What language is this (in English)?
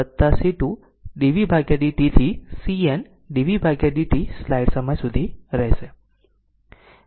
Gujarati